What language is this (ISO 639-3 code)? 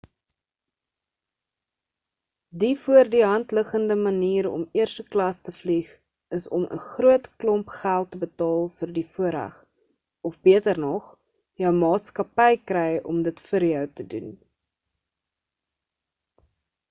afr